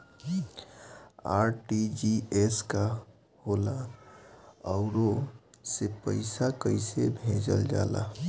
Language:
Bhojpuri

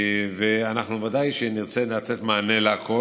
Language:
Hebrew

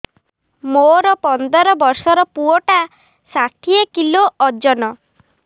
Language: Odia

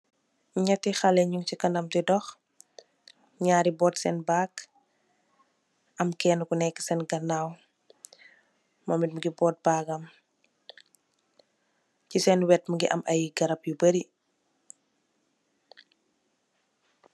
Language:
Wolof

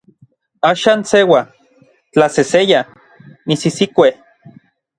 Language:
Orizaba Nahuatl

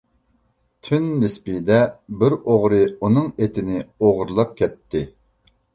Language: Uyghur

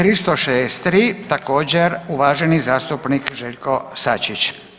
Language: Croatian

